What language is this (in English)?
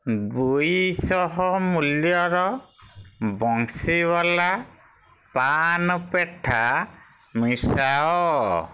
Odia